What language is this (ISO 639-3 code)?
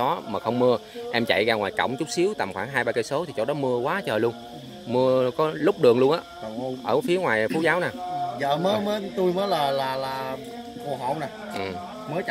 vie